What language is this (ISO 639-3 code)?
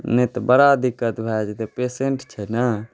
mai